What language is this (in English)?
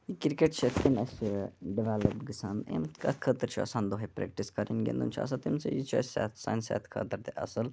Kashmiri